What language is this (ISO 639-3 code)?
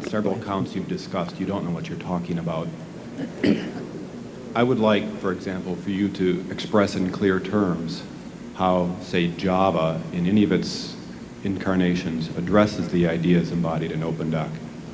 eng